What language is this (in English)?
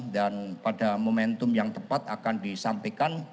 Indonesian